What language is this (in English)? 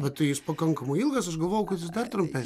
Lithuanian